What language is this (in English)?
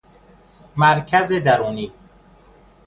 Persian